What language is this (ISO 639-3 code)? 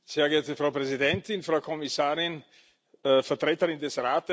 deu